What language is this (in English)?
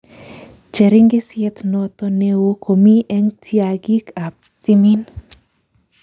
Kalenjin